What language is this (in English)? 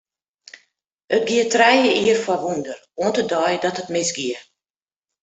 Western Frisian